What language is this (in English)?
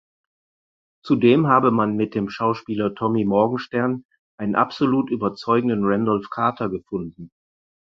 German